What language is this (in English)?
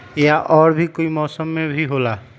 Magahi